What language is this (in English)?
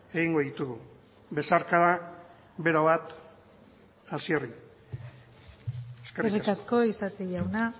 Basque